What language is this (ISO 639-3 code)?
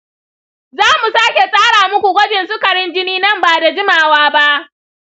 hau